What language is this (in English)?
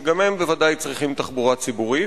Hebrew